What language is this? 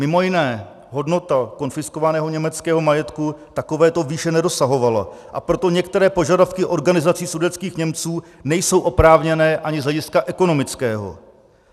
Czech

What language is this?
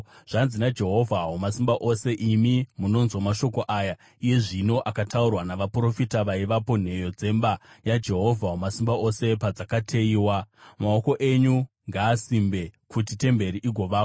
Shona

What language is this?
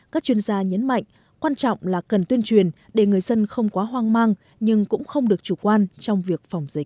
Vietnamese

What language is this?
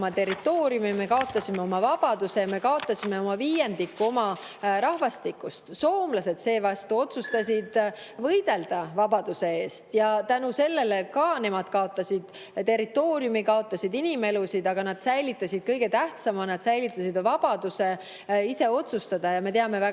Estonian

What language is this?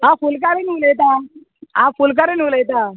Konkani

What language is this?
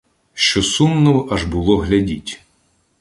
Ukrainian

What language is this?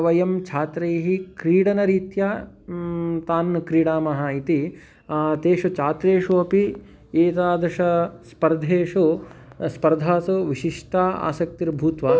Sanskrit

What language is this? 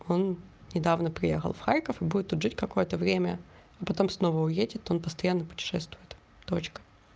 Russian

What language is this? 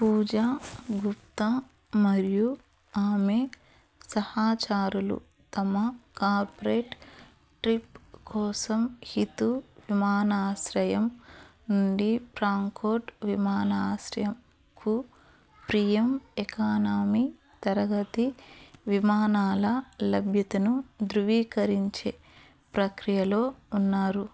Telugu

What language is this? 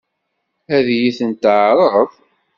Kabyle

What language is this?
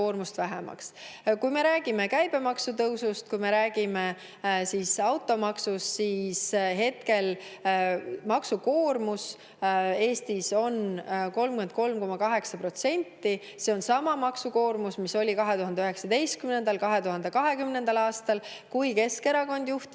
Estonian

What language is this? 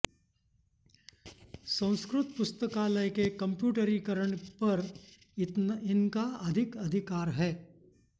Sanskrit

